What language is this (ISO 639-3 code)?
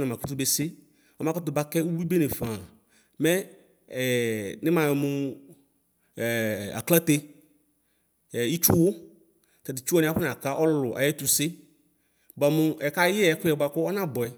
kpo